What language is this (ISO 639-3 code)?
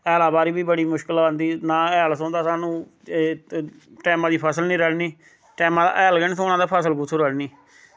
doi